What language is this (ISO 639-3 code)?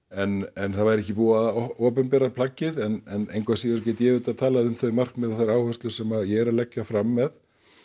isl